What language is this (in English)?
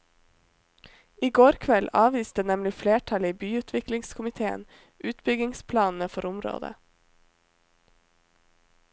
Norwegian